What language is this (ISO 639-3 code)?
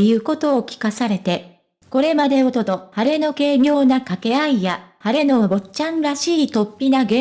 jpn